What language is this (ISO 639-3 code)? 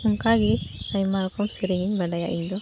sat